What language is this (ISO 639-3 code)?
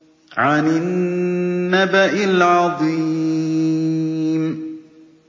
ara